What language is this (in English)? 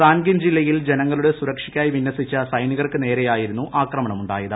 Malayalam